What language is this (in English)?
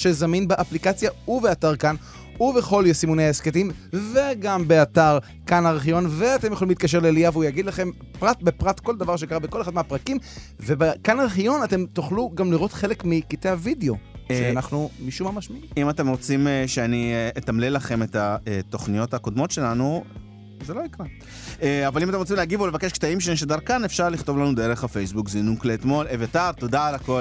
Hebrew